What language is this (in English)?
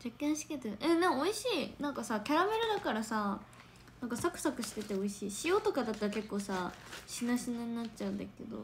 Japanese